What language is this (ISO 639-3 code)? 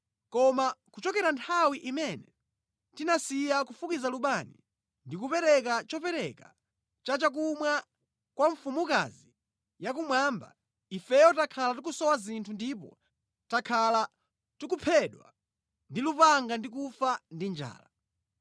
nya